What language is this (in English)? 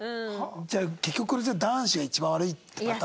Japanese